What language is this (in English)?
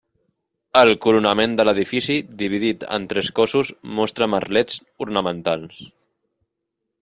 Catalan